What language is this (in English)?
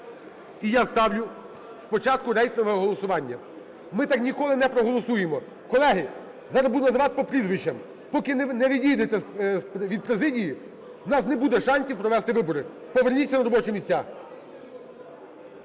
Ukrainian